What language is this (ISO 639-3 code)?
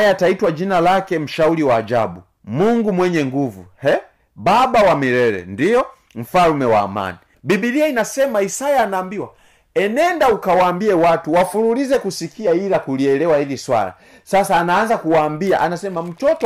swa